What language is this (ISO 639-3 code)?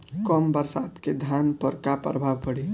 bho